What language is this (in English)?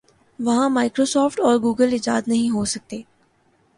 Urdu